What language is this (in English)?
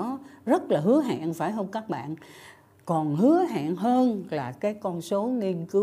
Vietnamese